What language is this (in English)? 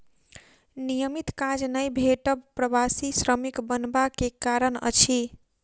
Maithili